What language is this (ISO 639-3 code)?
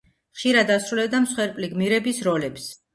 kat